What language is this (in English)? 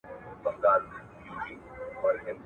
Pashto